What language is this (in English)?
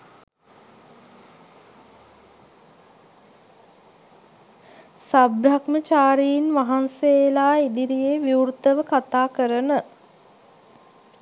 Sinhala